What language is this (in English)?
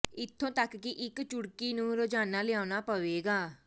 Punjabi